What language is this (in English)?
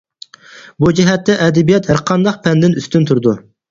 Uyghur